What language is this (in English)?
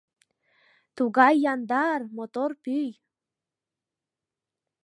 Mari